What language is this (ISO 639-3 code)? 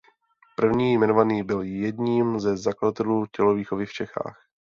ces